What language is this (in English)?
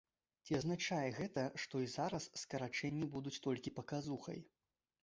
Belarusian